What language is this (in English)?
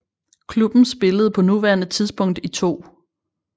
Danish